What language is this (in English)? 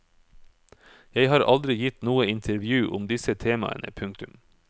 Norwegian